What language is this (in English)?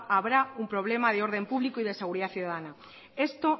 Spanish